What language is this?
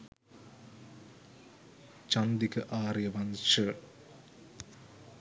Sinhala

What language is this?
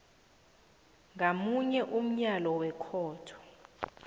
South Ndebele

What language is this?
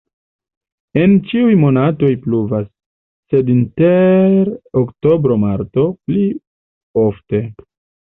Esperanto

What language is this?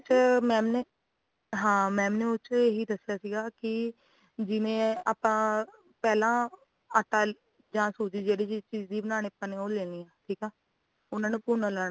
Punjabi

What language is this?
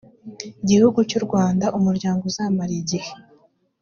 Kinyarwanda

